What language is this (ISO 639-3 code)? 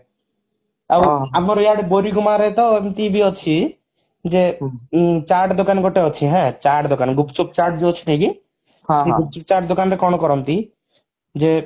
ori